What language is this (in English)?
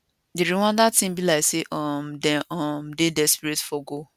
Nigerian Pidgin